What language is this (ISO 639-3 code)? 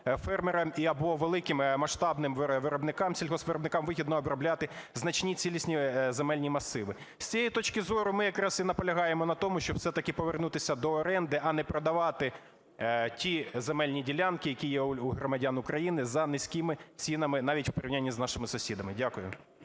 ukr